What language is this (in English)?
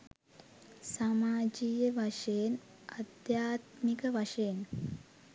Sinhala